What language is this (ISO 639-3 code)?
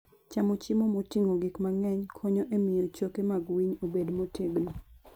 luo